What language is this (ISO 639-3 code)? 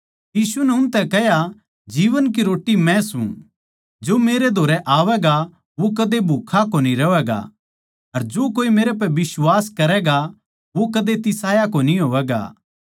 bgc